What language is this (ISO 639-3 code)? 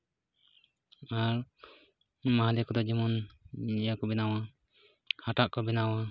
sat